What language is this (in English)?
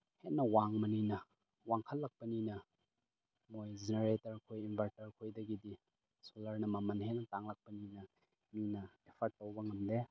Manipuri